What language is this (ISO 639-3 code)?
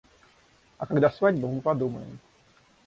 rus